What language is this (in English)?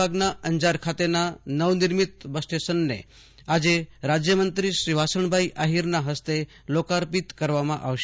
Gujarati